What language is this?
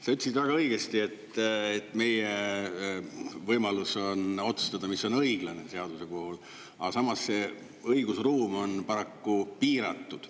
Estonian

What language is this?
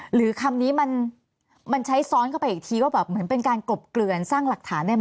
Thai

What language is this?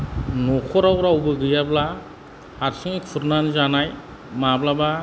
Bodo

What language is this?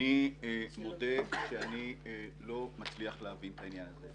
Hebrew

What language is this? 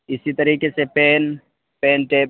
Urdu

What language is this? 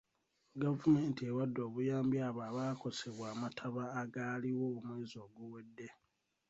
Ganda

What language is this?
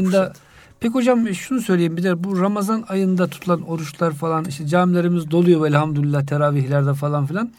Turkish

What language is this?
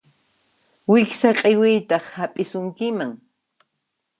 Puno Quechua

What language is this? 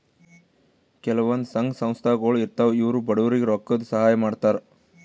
Kannada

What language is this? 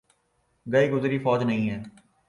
Urdu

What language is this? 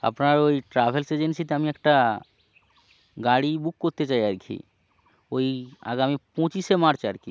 Bangla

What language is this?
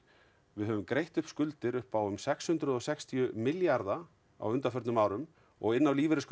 Icelandic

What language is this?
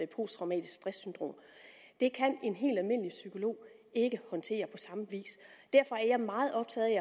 Danish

